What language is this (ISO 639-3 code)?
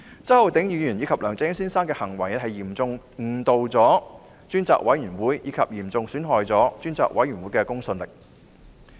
yue